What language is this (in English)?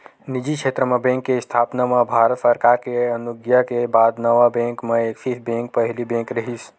Chhattisgarhi